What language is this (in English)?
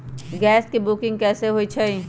Magahi